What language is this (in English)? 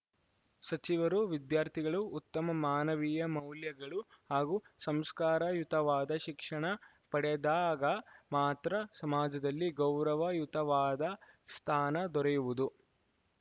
Kannada